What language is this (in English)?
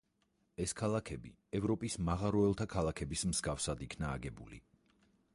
Georgian